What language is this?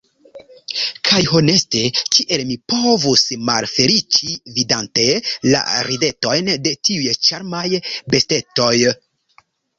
Esperanto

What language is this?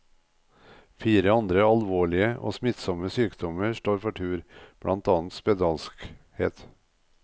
Norwegian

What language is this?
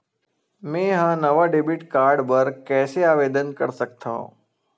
Chhattisgarhi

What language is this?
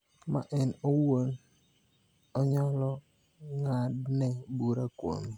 Luo (Kenya and Tanzania)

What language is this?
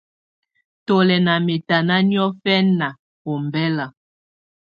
Tunen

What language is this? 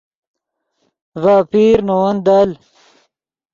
Yidgha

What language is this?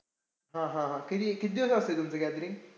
Marathi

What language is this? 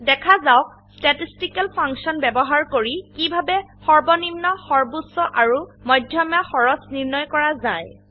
Assamese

